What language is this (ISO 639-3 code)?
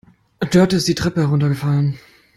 deu